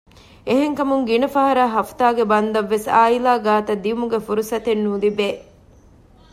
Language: Divehi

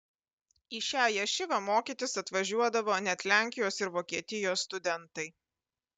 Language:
Lithuanian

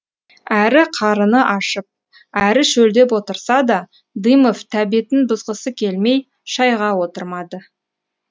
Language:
Kazakh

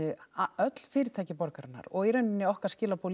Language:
Icelandic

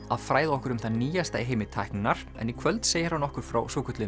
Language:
Icelandic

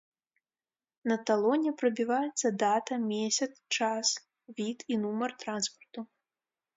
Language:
Belarusian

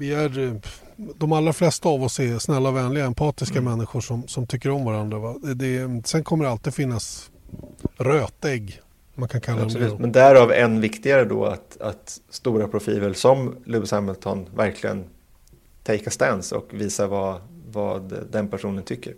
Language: Swedish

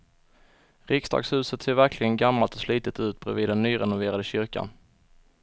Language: Swedish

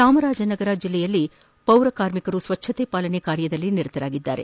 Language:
Kannada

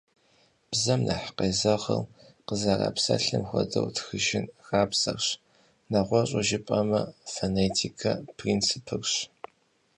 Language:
Kabardian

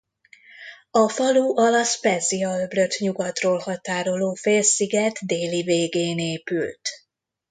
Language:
Hungarian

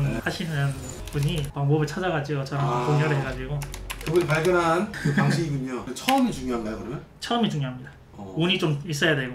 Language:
Korean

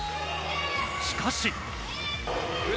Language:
Japanese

